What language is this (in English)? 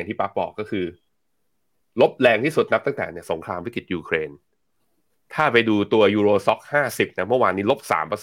Thai